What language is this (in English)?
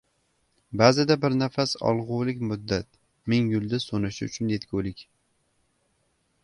Uzbek